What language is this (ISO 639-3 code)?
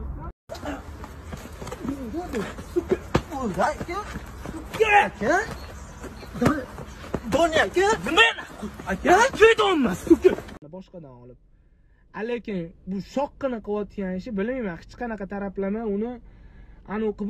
tur